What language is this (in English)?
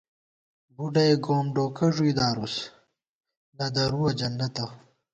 Gawar-Bati